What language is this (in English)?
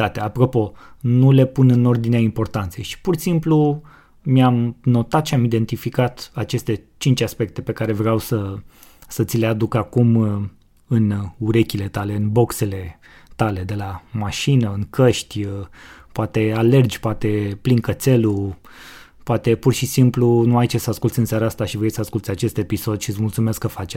Romanian